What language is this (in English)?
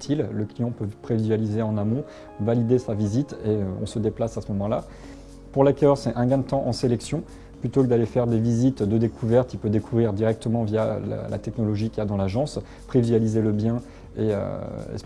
French